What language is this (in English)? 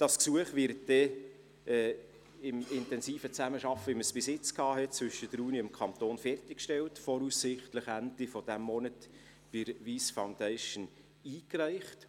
Swiss German